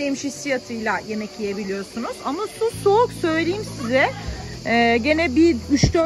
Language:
Turkish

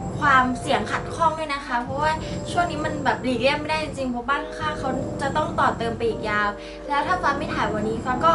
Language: Thai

